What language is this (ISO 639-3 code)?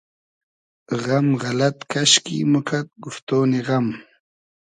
haz